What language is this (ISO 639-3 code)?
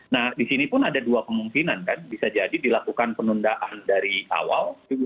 ind